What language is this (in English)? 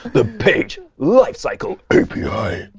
English